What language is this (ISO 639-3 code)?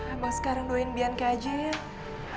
ind